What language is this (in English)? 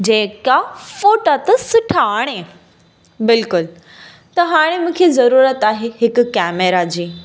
Sindhi